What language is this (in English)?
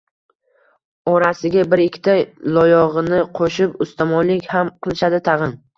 Uzbek